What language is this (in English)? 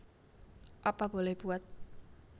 Javanese